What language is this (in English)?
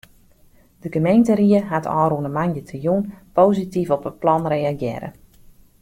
Western Frisian